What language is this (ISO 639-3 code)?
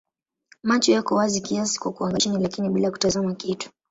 swa